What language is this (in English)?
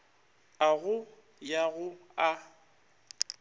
Northern Sotho